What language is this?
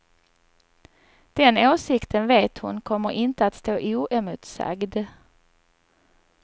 Swedish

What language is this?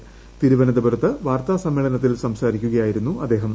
Malayalam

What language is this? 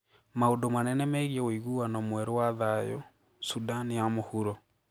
Kikuyu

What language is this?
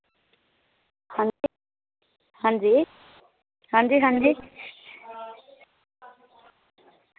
Dogri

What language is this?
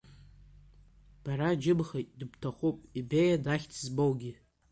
Abkhazian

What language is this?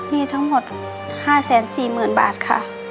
Thai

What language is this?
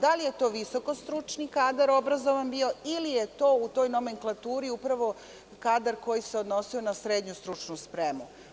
Serbian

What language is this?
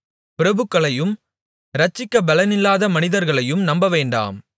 Tamil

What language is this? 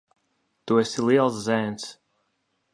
Latvian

